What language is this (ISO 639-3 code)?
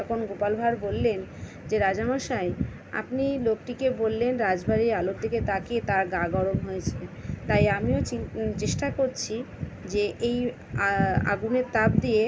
ben